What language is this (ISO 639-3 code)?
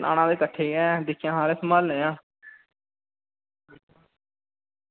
doi